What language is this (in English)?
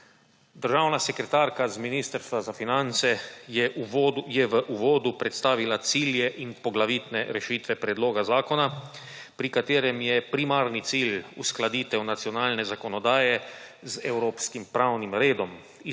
Slovenian